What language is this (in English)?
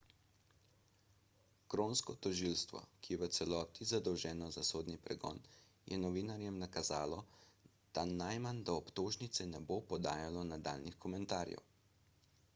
Slovenian